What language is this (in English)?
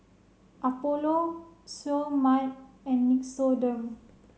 English